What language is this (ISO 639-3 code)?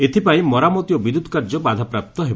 ori